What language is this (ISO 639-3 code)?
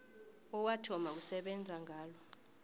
nbl